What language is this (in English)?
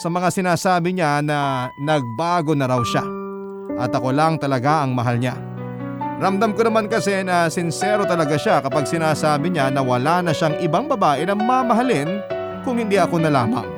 Filipino